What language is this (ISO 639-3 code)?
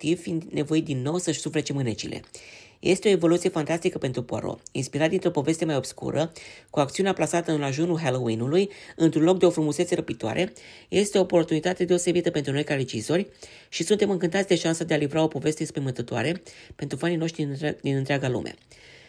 ron